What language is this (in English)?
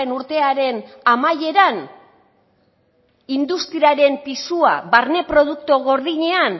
Basque